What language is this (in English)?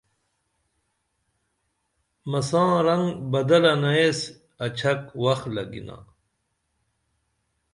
Dameli